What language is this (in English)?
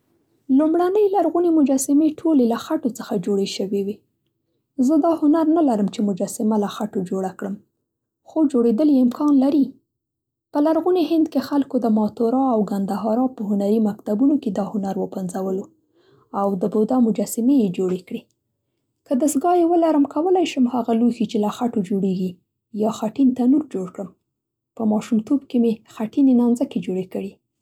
Central Pashto